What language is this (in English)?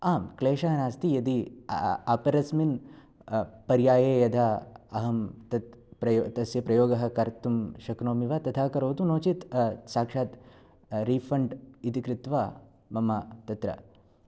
Sanskrit